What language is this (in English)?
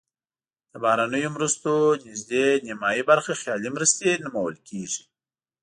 Pashto